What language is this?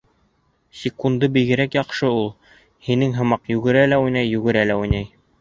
Bashkir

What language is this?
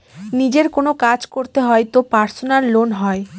Bangla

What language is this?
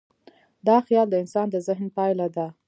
Pashto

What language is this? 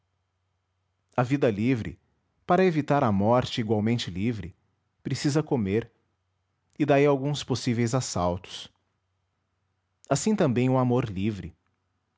Portuguese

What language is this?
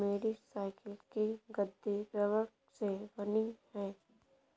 Hindi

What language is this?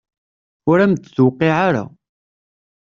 Kabyle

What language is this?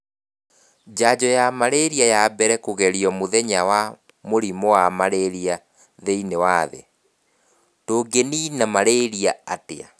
Kikuyu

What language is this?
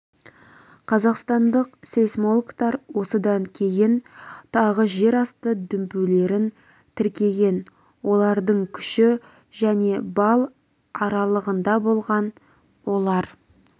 Kazakh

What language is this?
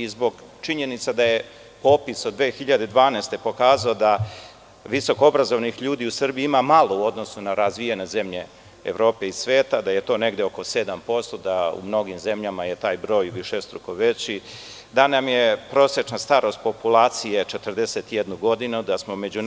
Serbian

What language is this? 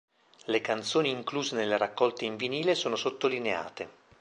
Italian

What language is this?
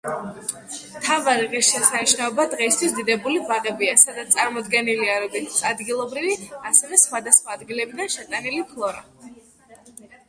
Georgian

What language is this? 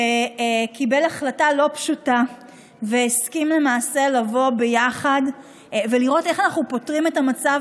Hebrew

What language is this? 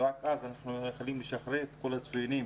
Hebrew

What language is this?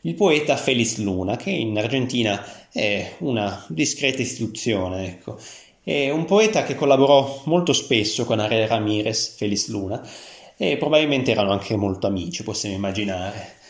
Italian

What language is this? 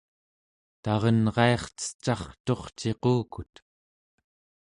Central Yupik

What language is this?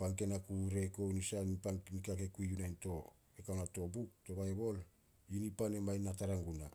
Solos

